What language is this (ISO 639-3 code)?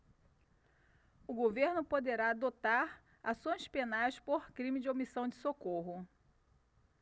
por